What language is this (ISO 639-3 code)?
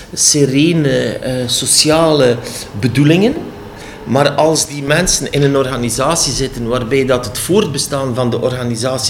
nld